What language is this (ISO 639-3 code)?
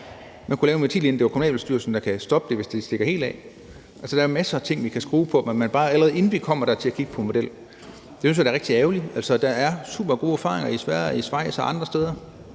dan